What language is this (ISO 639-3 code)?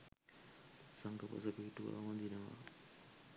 sin